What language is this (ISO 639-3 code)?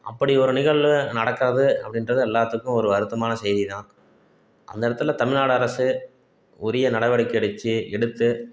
tam